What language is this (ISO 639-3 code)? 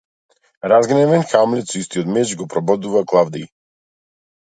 mkd